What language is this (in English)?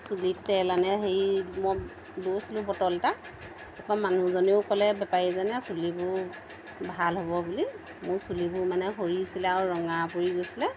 Assamese